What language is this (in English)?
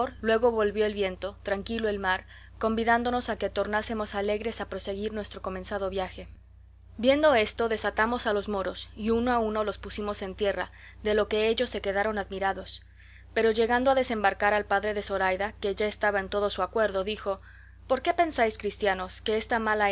Spanish